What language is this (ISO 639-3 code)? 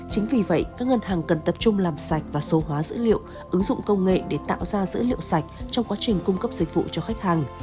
vie